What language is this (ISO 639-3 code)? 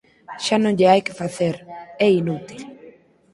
glg